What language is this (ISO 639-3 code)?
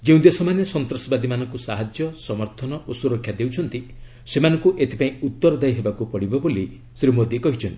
ori